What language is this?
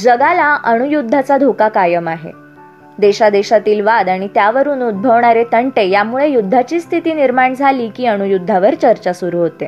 Marathi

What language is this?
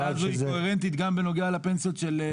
Hebrew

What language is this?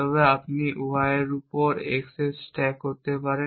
Bangla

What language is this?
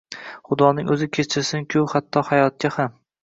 Uzbek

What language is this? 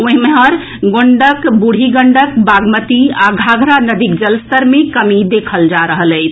Maithili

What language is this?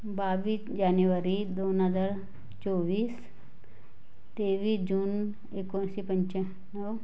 Marathi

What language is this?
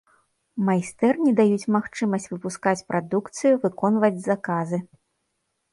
Belarusian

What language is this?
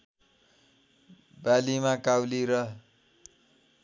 Nepali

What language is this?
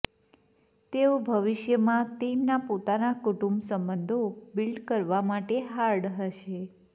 Gujarati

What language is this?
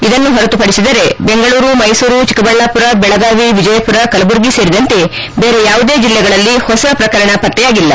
Kannada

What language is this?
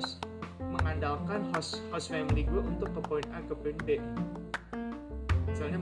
Indonesian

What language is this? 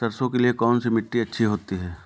Hindi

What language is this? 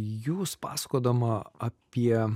Lithuanian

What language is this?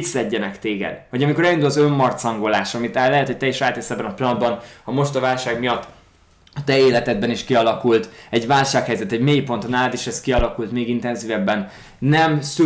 Hungarian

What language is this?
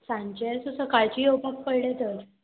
Konkani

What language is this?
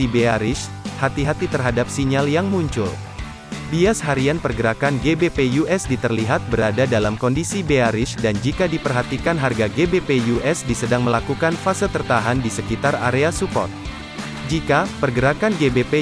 Indonesian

